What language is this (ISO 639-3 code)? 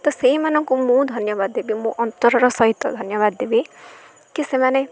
ori